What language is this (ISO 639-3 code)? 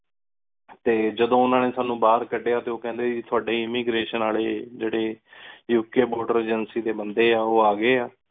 pan